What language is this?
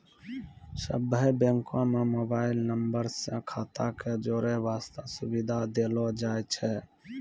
Maithili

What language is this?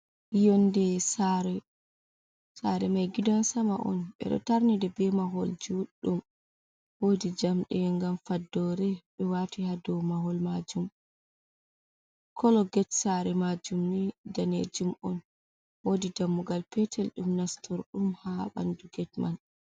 Fula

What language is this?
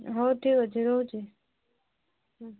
Odia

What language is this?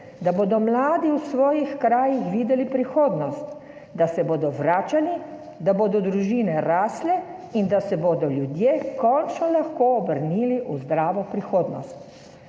Slovenian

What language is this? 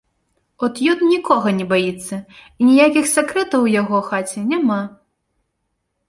Belarusian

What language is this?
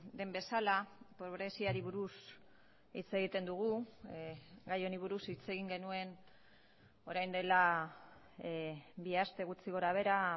Basque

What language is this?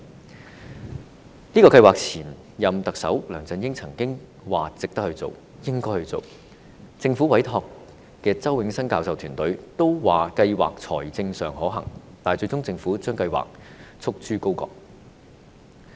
Cantonese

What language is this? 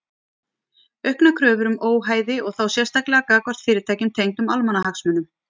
Icelandic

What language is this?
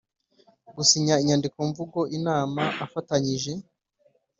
Kinyarwanda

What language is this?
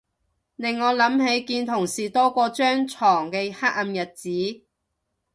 Cantonese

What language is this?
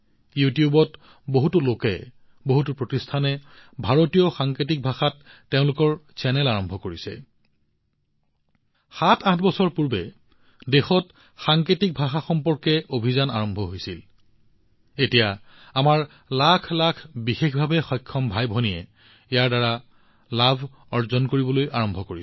Assamese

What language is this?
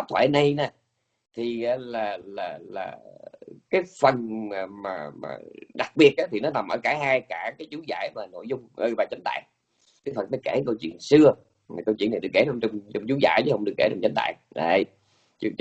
Vietnamese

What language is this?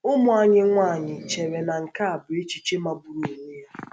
Igbo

